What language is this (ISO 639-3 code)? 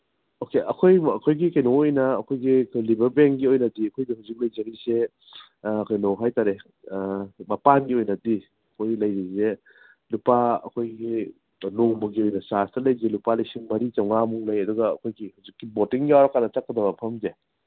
mni